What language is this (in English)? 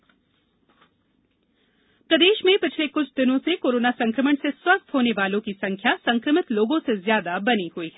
Hindi